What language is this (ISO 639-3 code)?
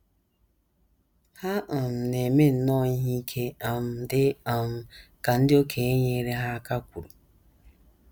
ibo